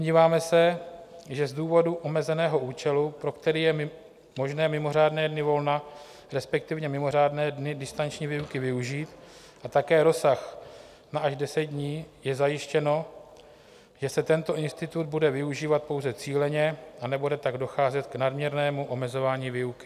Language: Czech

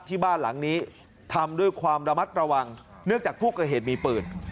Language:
Thai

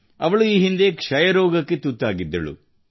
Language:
Kannada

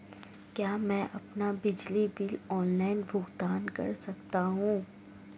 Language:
Hindi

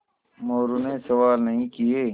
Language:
Hindi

